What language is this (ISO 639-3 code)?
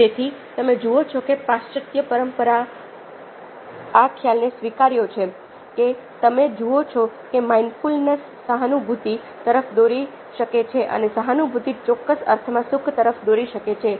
guj